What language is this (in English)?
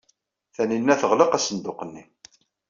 Kabyle